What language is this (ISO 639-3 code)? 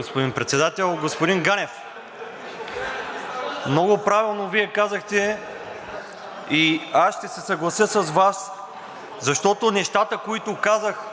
bul